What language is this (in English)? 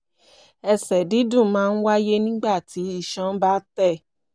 Yoruba